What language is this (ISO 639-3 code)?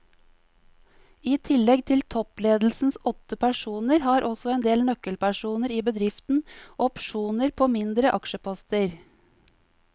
nor